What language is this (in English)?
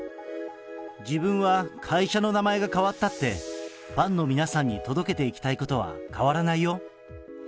Japanese